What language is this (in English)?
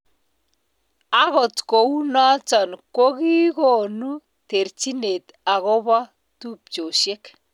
Kalenjin